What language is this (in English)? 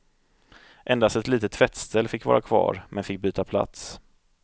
Swedish